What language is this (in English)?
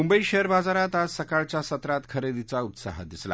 Marathi